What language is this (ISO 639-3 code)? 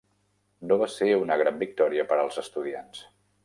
cat